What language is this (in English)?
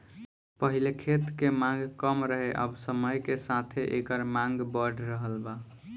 Bhojpuri